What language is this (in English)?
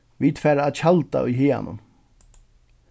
Faroese